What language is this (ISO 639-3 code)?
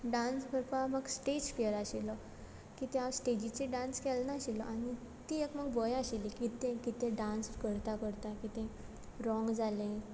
kok